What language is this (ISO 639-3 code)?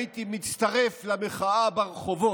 heb